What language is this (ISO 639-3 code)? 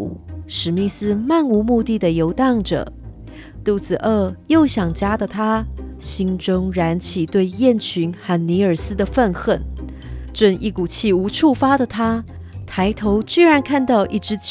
zho